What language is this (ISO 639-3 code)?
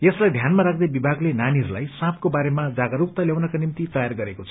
nep